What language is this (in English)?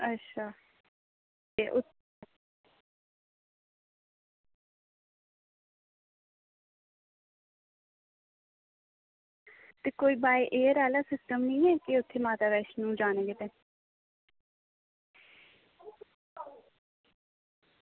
Dogri